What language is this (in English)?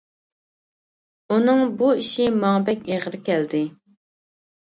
Uyghur